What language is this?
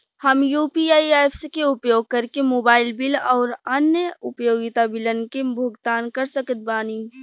Bhojpuri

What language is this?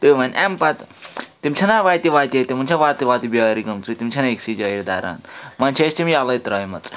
Kashmiri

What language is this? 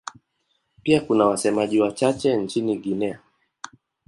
Swahili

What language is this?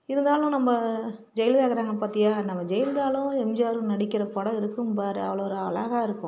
Tamil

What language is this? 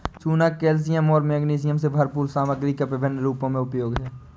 Hindi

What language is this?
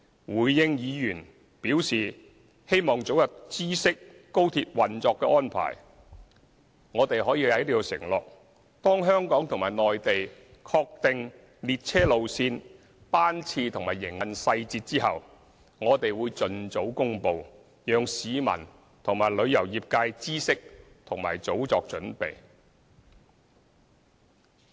Cantonese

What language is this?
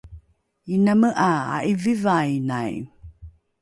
Rukai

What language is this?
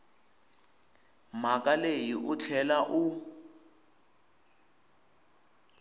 Tsonga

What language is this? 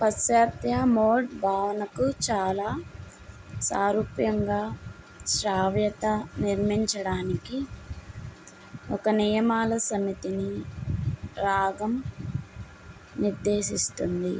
Telugu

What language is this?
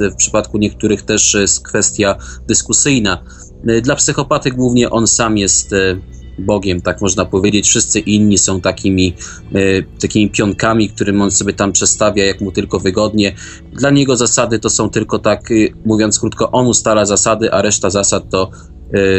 Polish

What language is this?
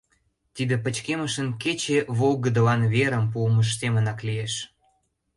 Mari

